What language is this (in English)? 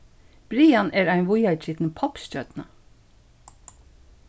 Faroese